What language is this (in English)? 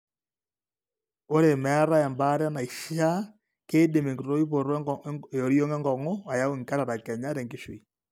Masai